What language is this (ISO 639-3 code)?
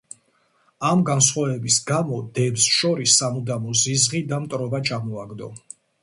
kat